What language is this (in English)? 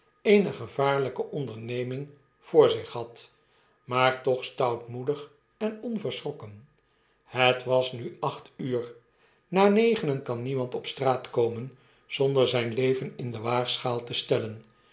Dutch